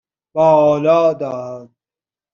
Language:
Persian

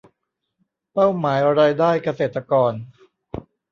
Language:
Thai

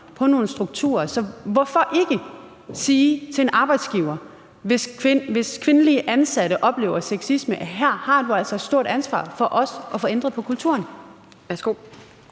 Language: Danish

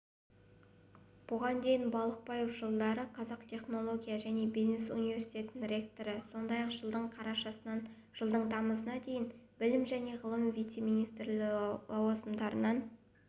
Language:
Kazakh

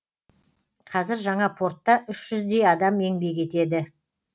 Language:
Kazakh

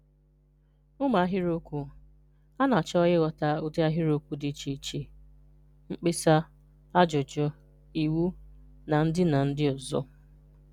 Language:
Igbo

